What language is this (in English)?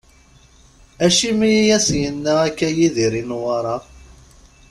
Kabyle